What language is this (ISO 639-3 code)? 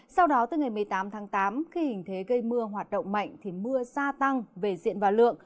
vie